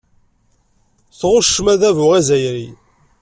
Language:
Kabyle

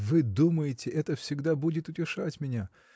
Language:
Russian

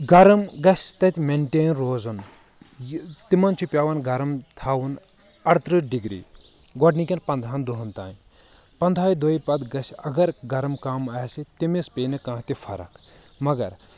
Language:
Kashmiri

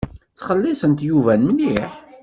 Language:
Kabyle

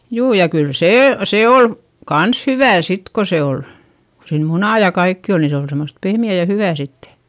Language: Finnish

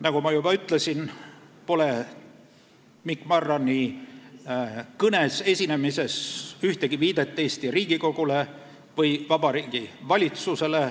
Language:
Estonian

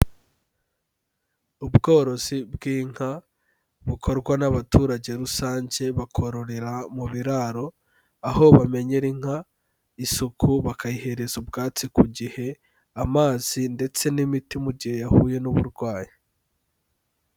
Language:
Kinyarwanda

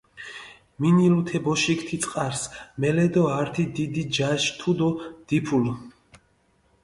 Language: Mingrelian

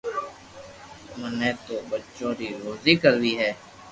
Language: Loarki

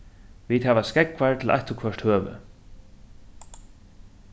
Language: Faroese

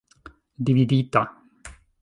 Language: Esperanto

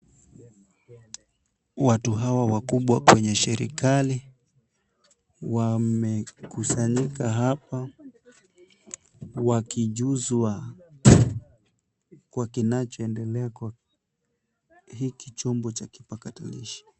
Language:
Swahili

